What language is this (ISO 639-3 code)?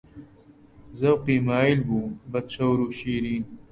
ckb